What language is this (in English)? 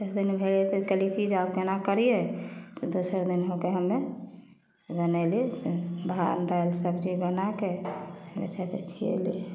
Maithili